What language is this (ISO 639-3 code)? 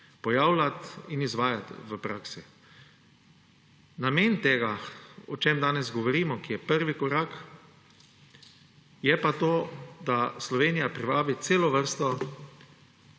slv